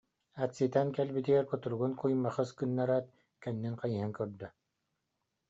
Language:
Yakut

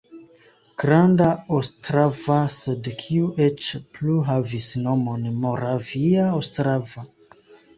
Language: Esperanto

